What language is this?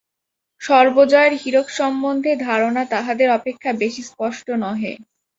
Bangla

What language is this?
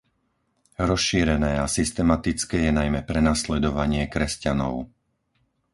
Slovak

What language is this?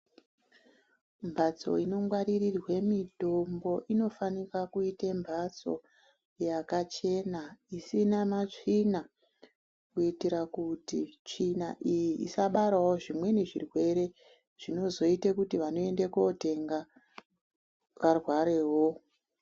Ndau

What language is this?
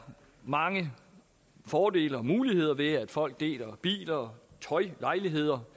Danish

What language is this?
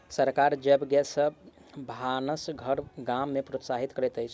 Maithili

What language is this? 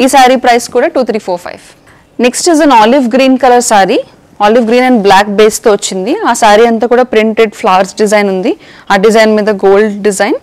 Telugu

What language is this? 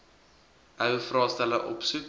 Afrikaans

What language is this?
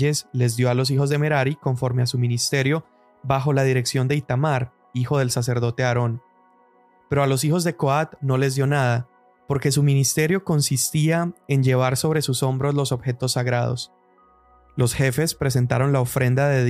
Spanish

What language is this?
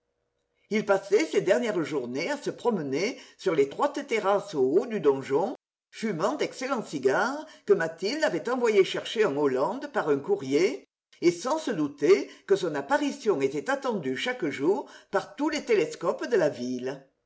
French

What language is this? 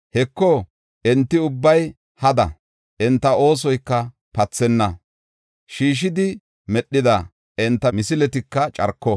Gofa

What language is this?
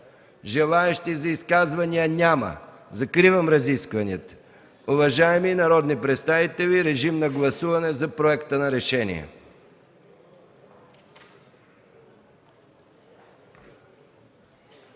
Bulgarian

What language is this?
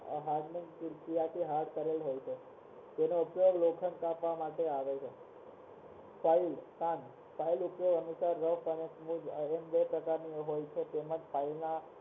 Gujarati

